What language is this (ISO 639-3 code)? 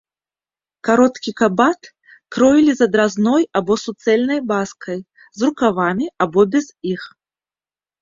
bel